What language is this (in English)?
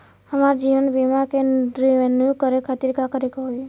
Bhojpuri